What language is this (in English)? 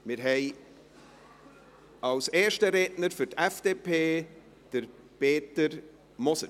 Swiss German